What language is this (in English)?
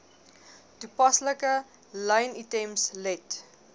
Afrikaans